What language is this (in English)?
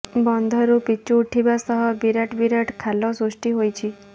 Odia